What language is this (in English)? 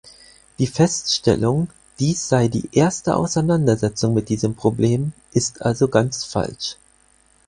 German